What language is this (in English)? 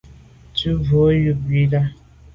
Medumba